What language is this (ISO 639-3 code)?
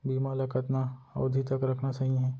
hne